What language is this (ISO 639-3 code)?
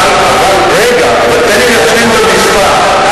heb